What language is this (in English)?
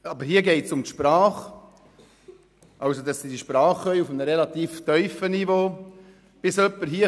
Swiss German